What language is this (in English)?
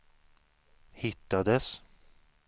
Swedish